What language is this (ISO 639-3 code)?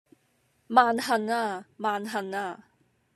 yue